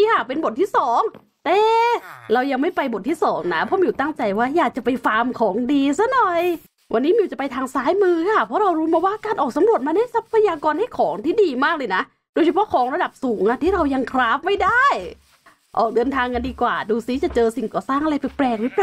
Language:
Thai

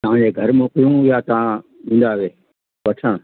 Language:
Sindhi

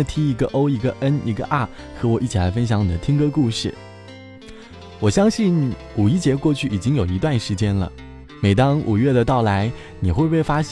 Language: Chinese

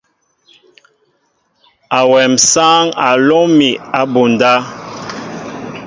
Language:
Mbo (Cameroon)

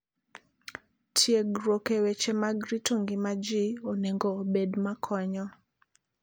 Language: Luo (Kenya and Tanzania)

